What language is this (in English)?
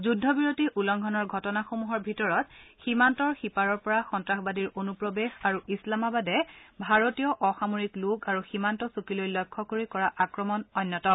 Assamese